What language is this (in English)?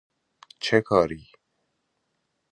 Persian